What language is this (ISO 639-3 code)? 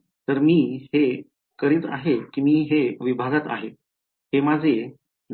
mar